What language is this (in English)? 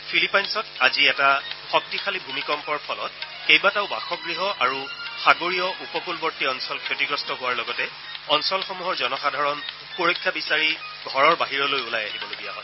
Assamese